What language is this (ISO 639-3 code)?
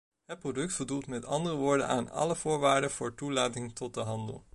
nld